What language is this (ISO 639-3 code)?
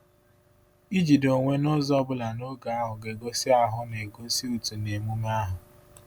ibo